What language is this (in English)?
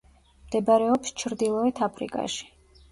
Georgian